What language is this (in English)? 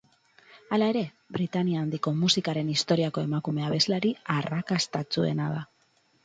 Basque